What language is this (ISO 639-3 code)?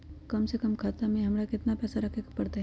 mag